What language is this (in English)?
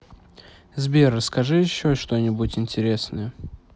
Russian